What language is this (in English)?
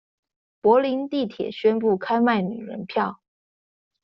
Chinese